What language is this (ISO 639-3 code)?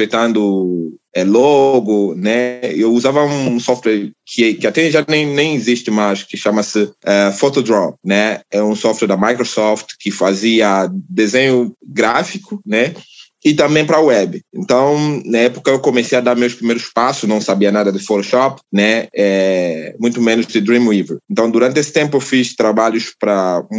por